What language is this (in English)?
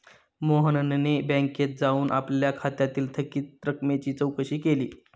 Marathi